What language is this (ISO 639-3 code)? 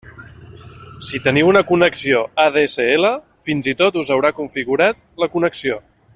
cat